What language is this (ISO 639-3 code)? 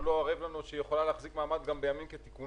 heb